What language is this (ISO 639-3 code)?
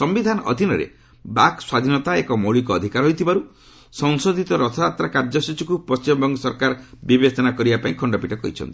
ori